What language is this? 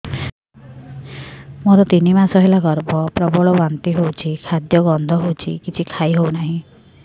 Odia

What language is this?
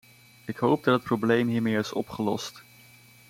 Dutch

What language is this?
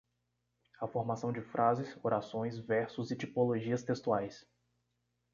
Portuguese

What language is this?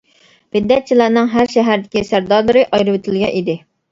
Uyghur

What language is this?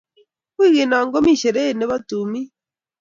Kalenjin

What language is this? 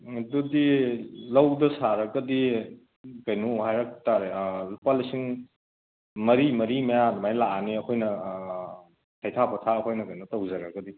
Manipuri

